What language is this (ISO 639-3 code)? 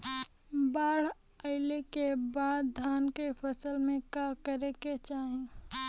bho